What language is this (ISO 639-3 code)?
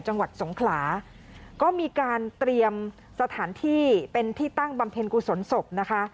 tha